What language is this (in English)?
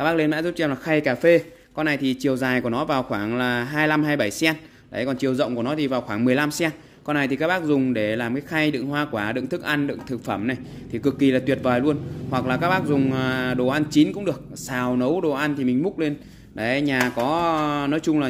Vietnamese